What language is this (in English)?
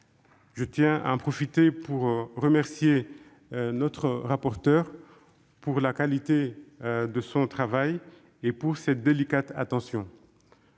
French